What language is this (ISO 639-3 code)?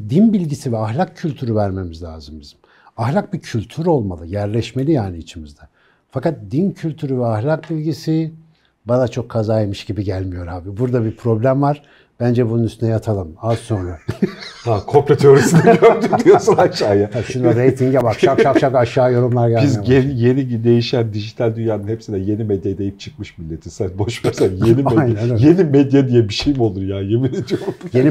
tur